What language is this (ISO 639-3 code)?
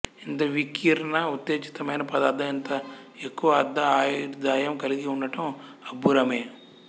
tel